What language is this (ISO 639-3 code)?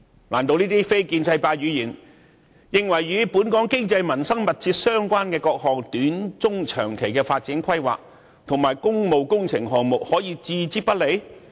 yue